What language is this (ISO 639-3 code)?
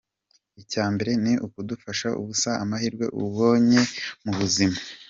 kin